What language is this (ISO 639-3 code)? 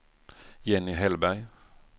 swe